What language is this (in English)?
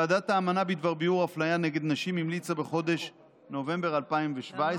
Hebrew